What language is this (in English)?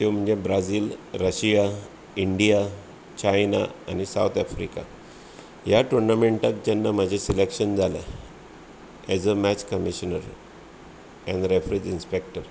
Konkani